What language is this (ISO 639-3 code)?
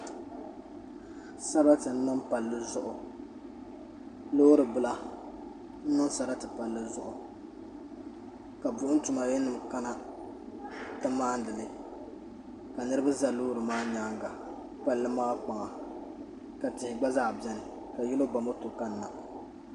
dag